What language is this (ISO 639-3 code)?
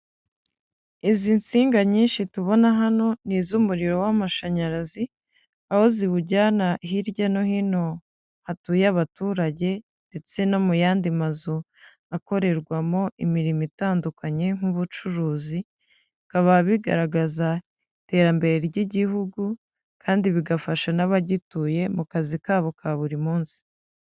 kin